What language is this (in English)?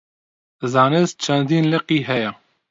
Central Kurdish